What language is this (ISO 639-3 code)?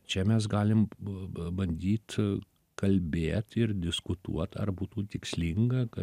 lit